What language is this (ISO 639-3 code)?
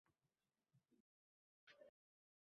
uzb